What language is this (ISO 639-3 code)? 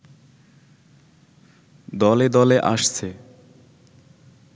ben